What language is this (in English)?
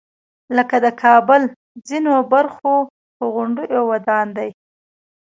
Pashto